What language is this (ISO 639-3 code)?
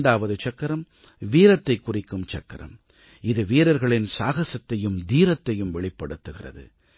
tam